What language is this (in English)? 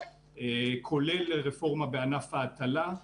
Hebrew